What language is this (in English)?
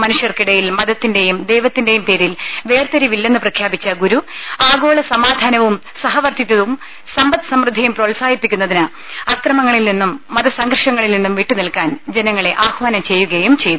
Malayalam